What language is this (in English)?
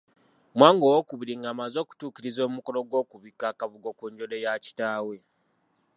Ganda